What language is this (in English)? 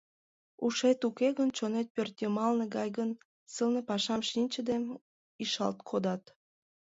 Mari